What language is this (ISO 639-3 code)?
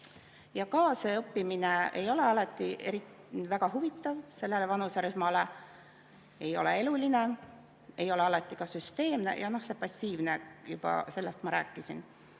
est